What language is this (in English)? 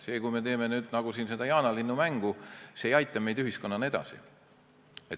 Estonian